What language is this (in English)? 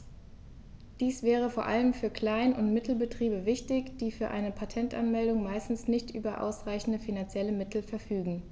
German